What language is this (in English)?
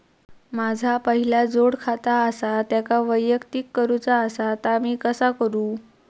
Marathi